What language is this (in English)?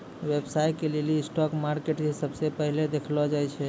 Maithili